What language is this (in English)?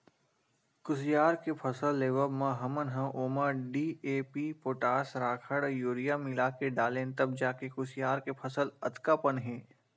Chhattisgarhi